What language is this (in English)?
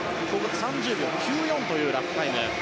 Japanese